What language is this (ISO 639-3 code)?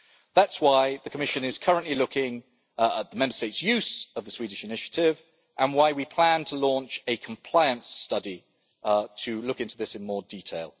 eng